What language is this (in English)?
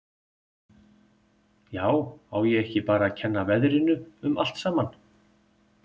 Icelandic